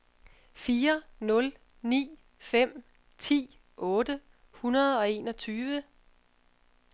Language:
Danish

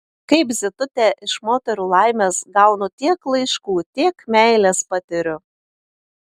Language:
Lithuanian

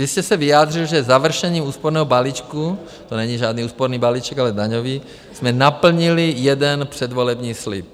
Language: Czech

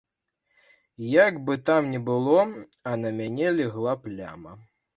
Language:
Belarusian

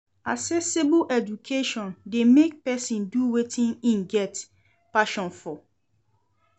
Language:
Nigerian Pidgin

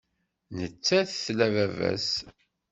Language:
Kabyle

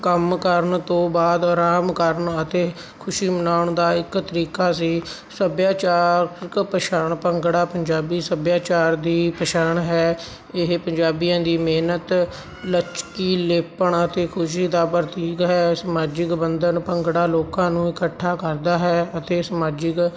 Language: Punjabi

